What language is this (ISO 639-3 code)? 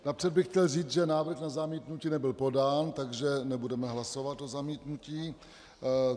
ces